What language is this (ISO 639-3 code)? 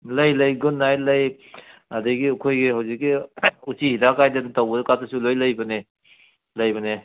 mni